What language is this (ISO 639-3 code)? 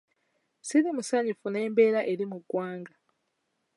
lug